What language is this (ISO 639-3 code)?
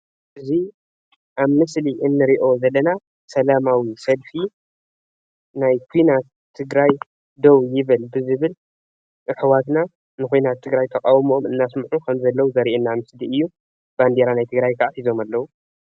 tir